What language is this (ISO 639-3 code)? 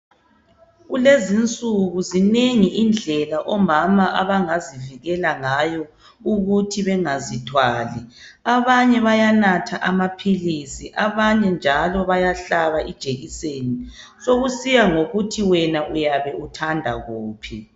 nde